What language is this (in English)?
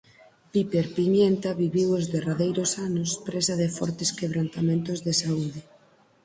Galician